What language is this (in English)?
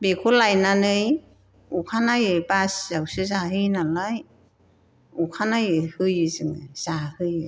Bodo